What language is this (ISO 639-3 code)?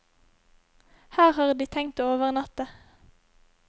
nor